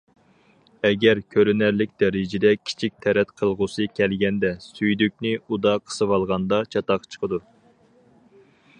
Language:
Uyghur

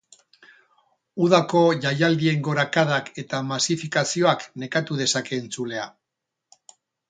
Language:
Basque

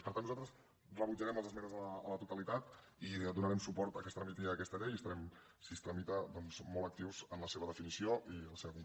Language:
Catalan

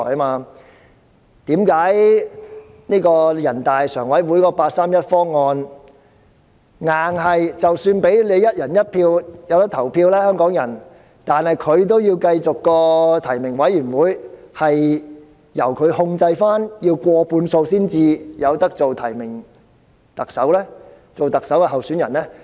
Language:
Cantonese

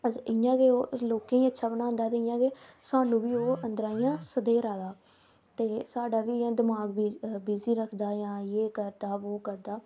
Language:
Dogri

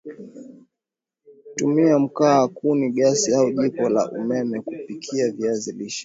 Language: Swahili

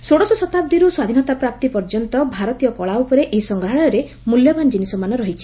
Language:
Odia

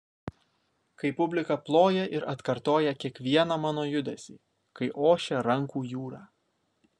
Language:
Lithuanian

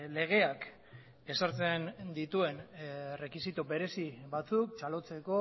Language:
Basque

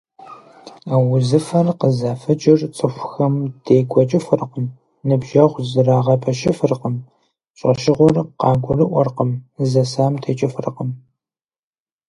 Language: Kabardian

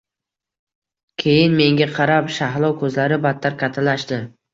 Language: Uzbek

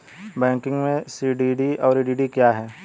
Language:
Hindi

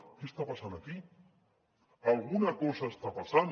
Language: Catalan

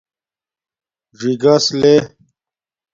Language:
Domaaki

